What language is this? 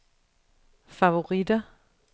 Danish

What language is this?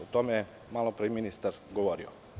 Serbian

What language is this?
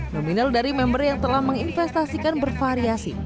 Indonesian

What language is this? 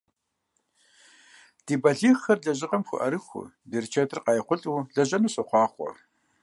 Kabardian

